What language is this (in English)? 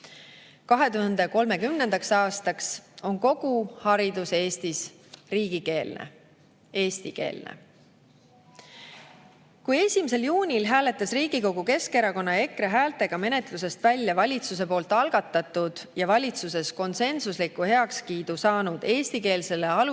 Estonian